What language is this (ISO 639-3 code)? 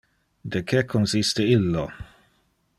ina